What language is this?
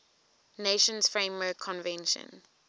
English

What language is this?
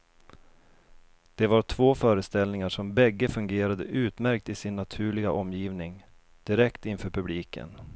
Swedish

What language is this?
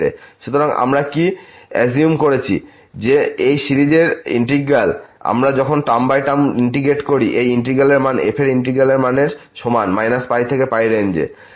Bangla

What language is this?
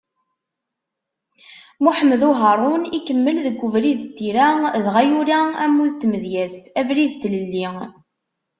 Kabyle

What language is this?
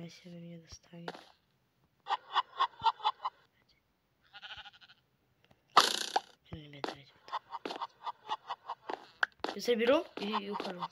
Russian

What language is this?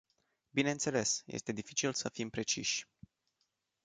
Romanian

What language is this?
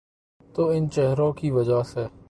Urdu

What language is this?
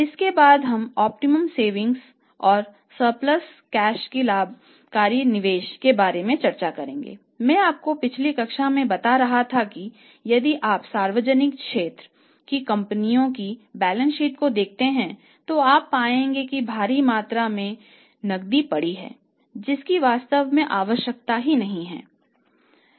Hindi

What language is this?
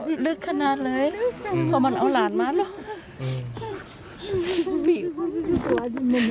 Thai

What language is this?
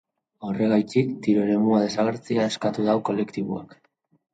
Basque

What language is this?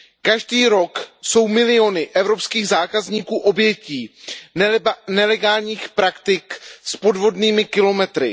Czech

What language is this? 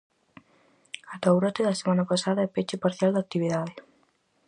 Galician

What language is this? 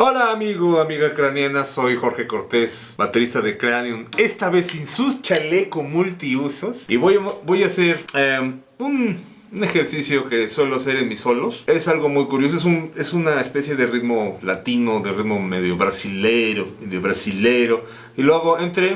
Spanish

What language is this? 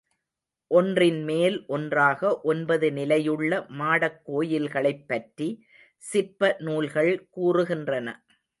Tamil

